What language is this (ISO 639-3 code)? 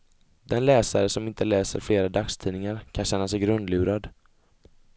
swe